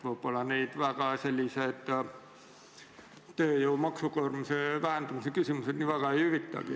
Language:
Estonian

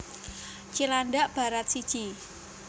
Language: Javanese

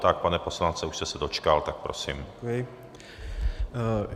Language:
Czech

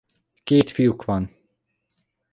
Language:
Hungarian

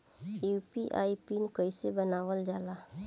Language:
Bhojpuri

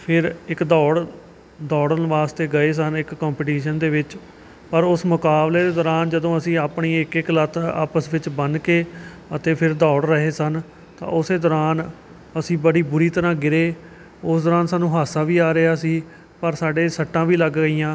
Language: Punjabi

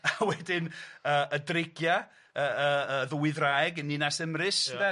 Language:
Welsh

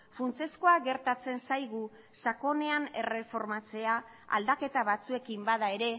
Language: Basque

